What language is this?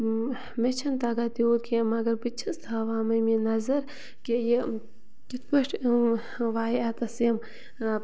Kashmiri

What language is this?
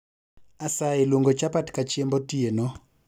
Luo (Kenya and Tanzania)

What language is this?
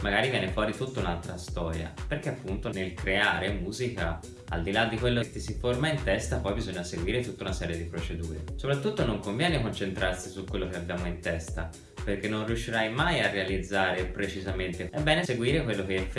Italian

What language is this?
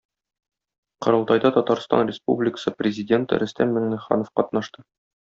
Tatar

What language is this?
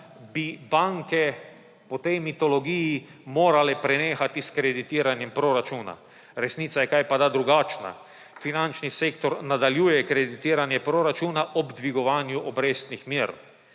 Slovenian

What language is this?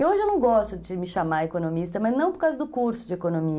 Portuguese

